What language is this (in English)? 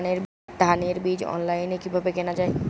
Bangla